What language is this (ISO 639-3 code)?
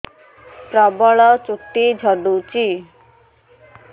ori